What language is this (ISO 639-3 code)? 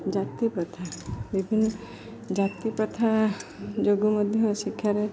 ori